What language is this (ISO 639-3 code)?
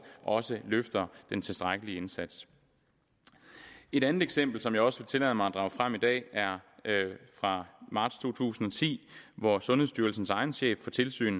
dan